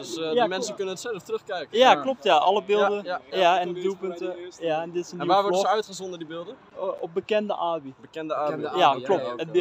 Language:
Dutch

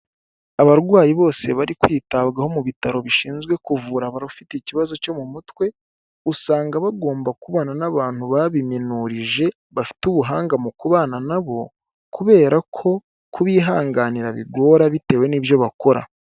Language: Kinyarwanda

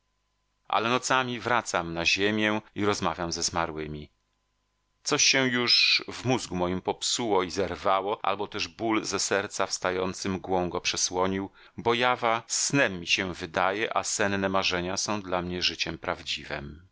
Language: Polish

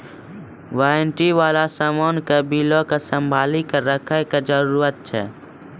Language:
Maithili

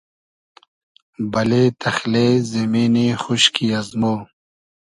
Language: Hazaragi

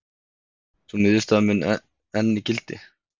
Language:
Icelandic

